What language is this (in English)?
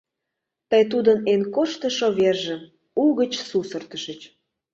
Mari